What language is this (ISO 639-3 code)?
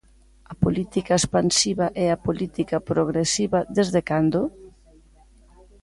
glg